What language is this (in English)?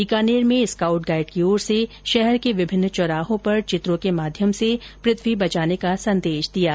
Hindi